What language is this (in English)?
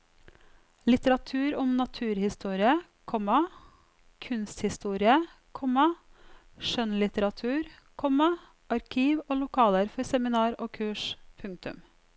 Norwegian